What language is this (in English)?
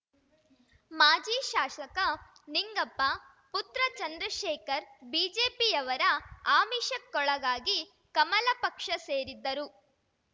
Kannada